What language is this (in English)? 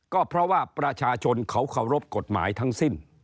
Thai